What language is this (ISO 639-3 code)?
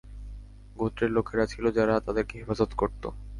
ben